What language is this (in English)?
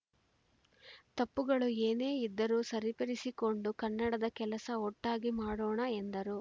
Kannada